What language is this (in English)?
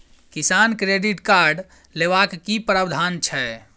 Maithili